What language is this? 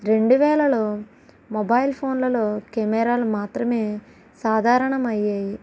Telugu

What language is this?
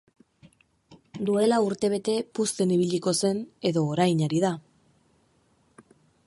Basque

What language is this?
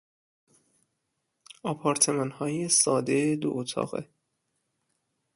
Persian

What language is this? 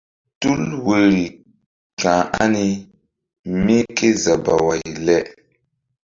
Mbum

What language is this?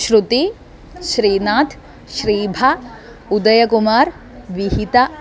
Sanskrit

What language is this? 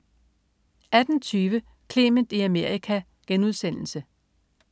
Danish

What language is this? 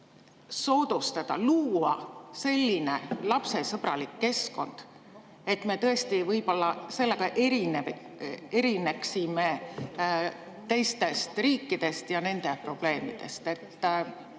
Estonian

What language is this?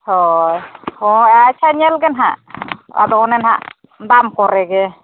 Santali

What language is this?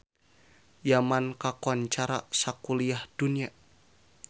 Sundanese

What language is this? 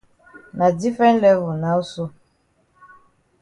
Cameroon Pidgin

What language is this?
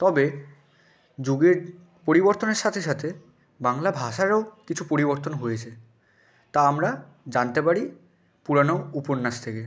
Bangla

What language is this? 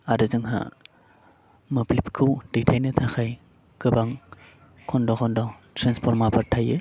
Bodo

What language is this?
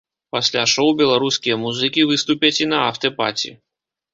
Belarusian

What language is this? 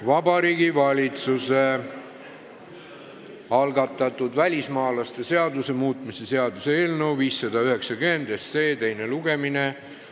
Estonian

